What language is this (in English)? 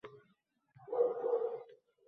Uzbek